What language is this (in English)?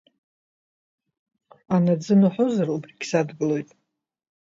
Abkhazian